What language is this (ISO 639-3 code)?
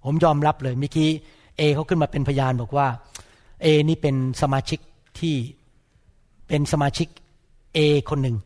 tha